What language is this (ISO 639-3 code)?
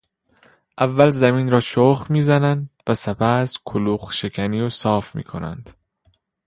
fas